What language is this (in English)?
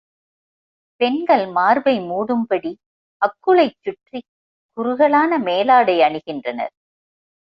Tamil